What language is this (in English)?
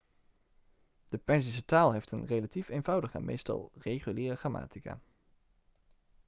Dutch